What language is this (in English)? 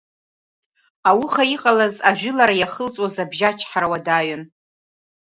Abkhazian